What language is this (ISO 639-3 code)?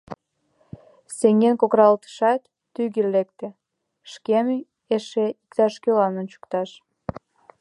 chm